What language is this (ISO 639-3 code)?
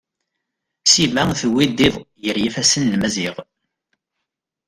kab